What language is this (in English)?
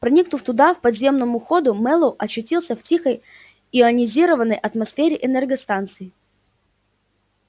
Russian